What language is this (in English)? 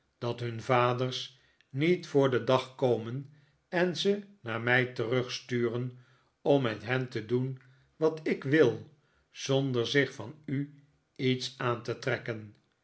Dutch